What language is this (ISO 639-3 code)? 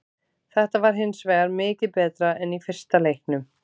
isl